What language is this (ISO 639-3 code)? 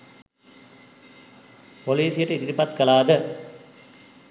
sin